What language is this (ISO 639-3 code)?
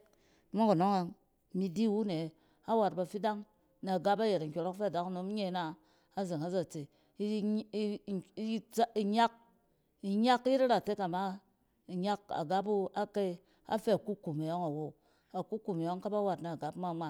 cen